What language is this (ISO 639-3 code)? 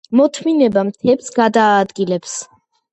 kat